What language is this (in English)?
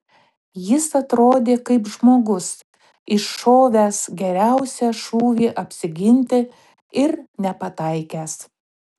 Lithuanian